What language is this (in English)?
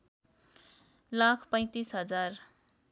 Nepali